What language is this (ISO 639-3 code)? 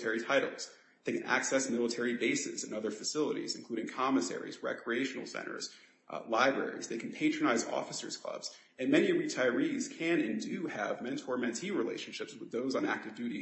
eng